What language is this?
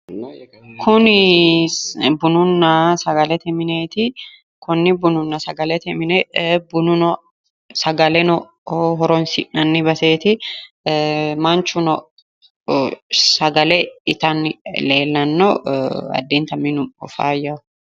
Sidamo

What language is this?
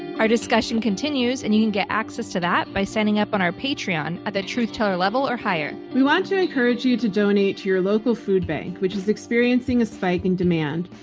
English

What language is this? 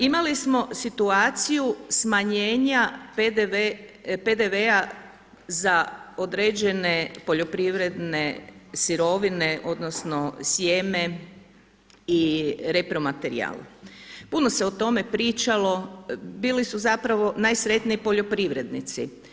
Croatian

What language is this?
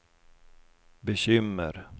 Swedish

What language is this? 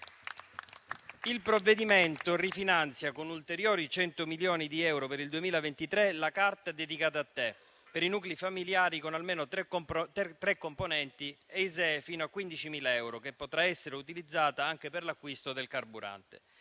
Italian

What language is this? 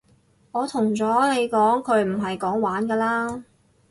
Cantonese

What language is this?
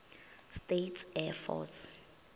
Northern Sotho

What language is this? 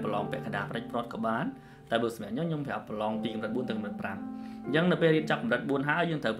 Vietnamese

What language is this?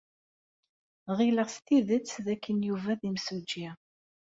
Kabyle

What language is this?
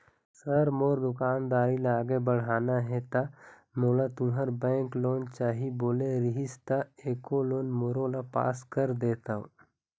Chhattisgarhi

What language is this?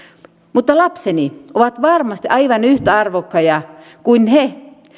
Finnish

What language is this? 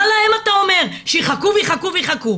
Hebrew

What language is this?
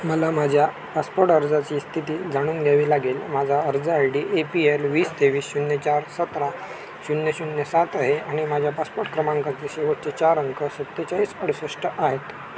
Marathi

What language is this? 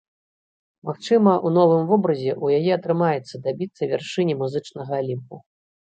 Belarusian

